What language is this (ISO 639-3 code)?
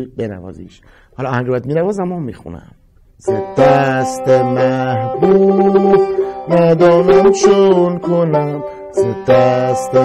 fas